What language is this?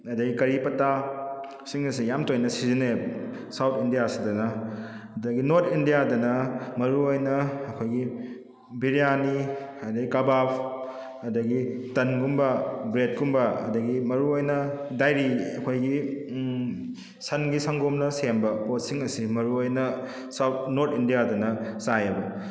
Manipuri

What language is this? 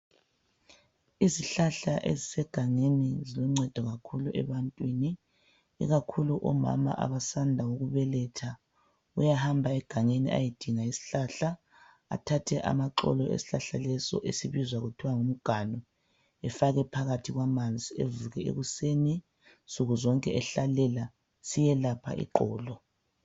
North Ndebele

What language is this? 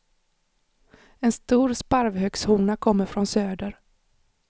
Swedish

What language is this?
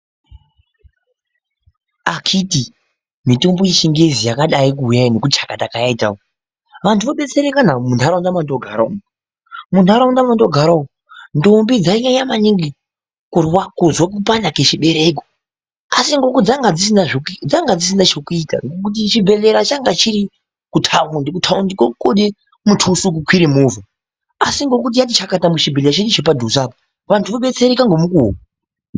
Ndau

